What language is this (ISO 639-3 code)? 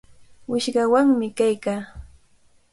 qvl